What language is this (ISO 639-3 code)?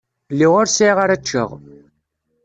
kab